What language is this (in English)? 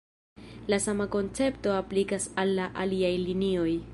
Esperanto